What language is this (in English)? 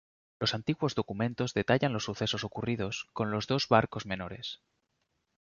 Spanish